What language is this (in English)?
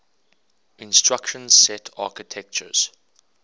English